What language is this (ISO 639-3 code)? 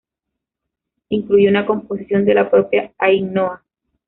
spa